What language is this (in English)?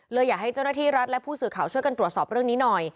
Thai